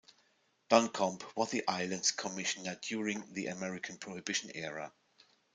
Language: English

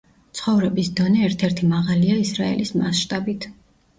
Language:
Georgian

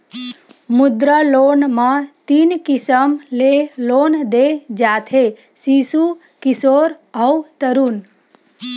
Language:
Chhattisgarhi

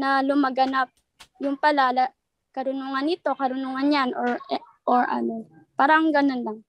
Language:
Filipino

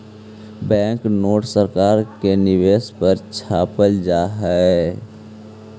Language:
Magahi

